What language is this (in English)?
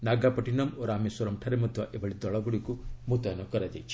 Odia